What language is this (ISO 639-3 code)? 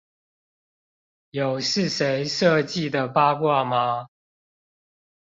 zho